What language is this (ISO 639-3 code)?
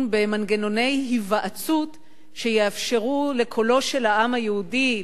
heb